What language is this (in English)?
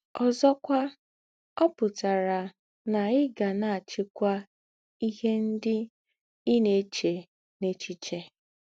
Igbo